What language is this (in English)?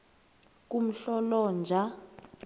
South Ndebele